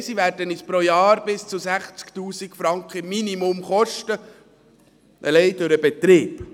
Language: Swiss German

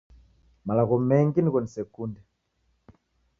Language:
Taita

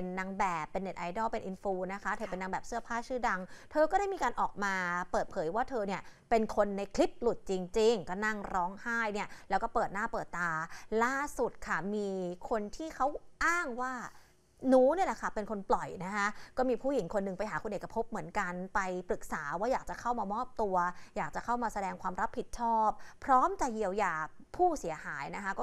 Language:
Thai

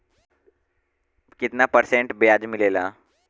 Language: Bhojpuri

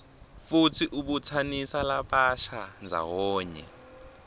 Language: Swati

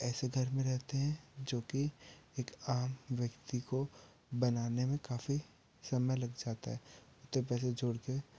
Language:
Hindi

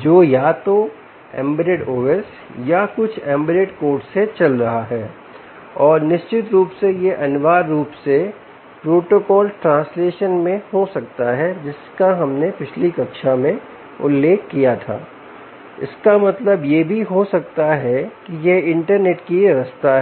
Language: Hindi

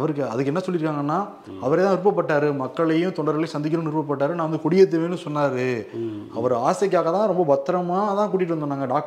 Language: Tamil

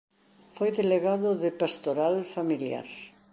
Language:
Galician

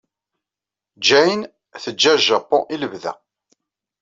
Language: Kabyle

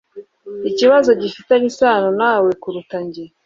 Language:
Kinyarwanda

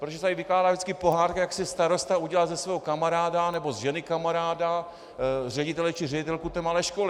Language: Czech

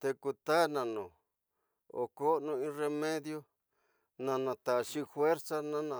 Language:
Tidaá Mixtec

